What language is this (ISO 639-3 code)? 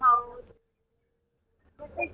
kan